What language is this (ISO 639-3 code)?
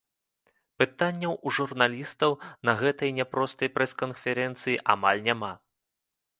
bel